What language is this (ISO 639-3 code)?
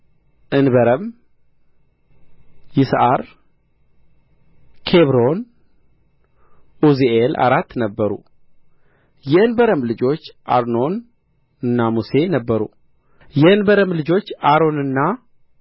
amh